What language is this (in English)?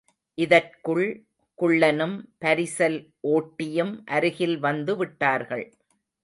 Tamil